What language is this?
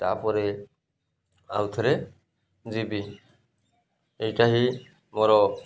Odia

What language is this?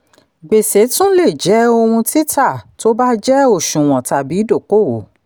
Yoruba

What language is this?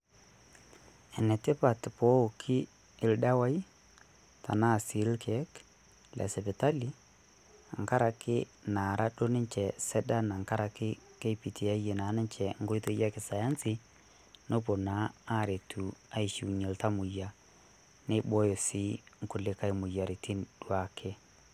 Masai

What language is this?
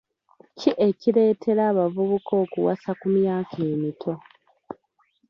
Ganda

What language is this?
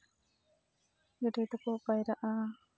Santali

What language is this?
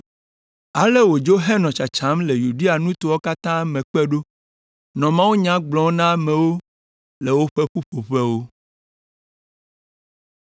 Ewe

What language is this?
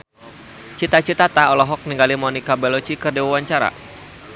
Sundanese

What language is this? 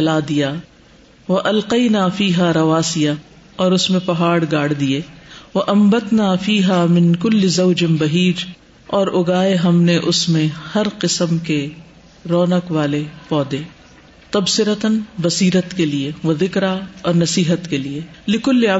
Urdu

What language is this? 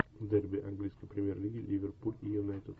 Russian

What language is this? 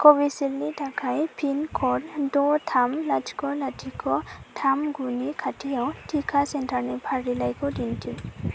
Bodo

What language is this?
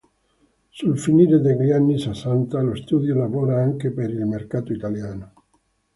Italian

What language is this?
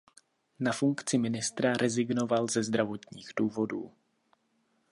Czech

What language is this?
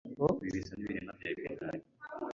Kinyarwanda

